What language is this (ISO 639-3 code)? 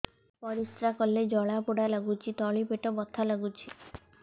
ori